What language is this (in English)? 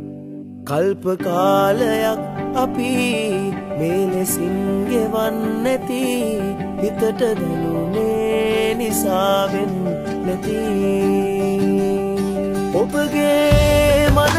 Arabic